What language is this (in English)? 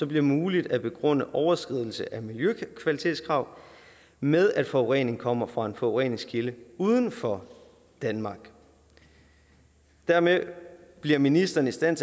Danish